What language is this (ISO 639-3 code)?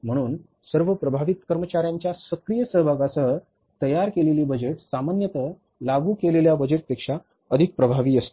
mar